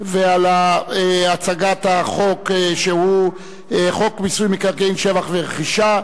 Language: Hebrew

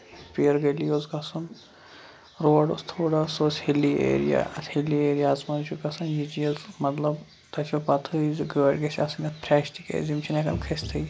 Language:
Kashmiri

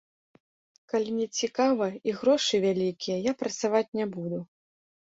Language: Belarusian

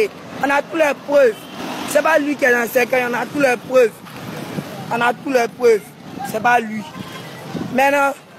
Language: French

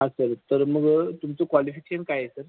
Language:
Marathi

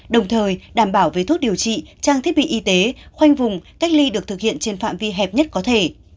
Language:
Vietnamese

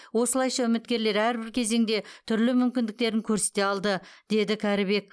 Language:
Kazakh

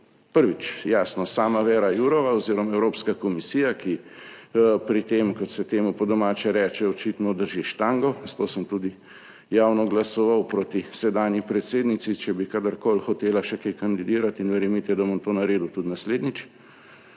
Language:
Slovenian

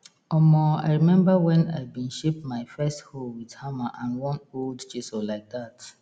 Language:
Nigerian Pidgin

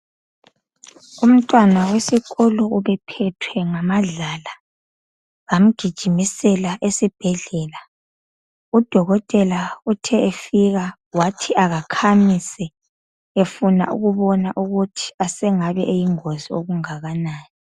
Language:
North Ndebele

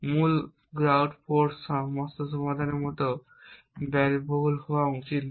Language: Bangla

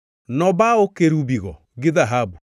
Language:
Luo (Kenya and Tanzania)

